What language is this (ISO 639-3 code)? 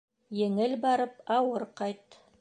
bak